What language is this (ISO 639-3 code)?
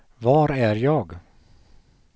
swe